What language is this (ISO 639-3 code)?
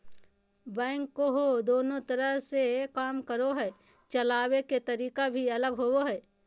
mag